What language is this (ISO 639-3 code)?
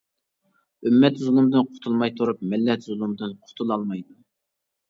uig